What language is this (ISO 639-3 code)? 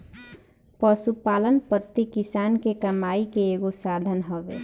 bho